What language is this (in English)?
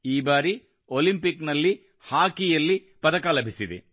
Kannada